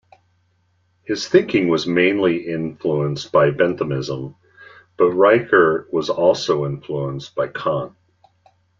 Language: English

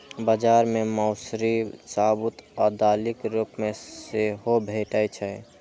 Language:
Maithili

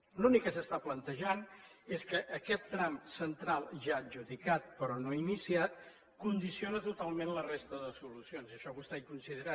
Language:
Catalan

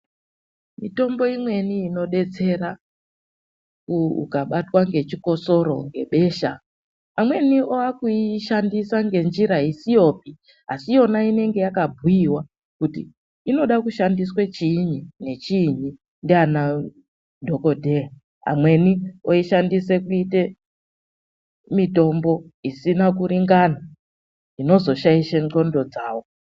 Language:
Ndau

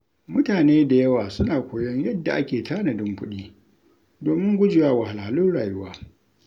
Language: Hausa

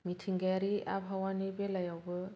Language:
Bodo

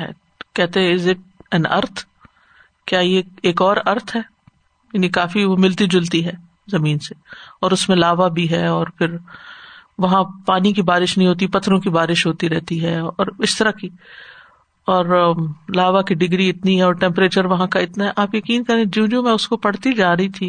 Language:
Urdu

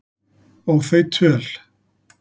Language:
Icelandic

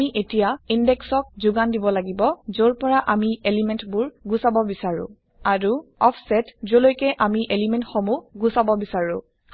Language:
Assamese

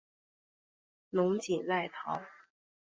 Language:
Chinese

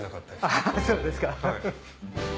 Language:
Japanese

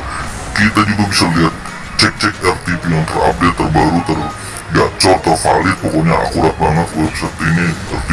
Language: Indonesian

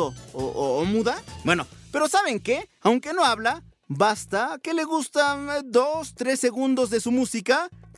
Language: Spanish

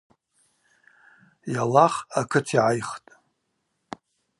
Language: Abaza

